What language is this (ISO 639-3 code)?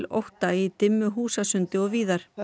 isl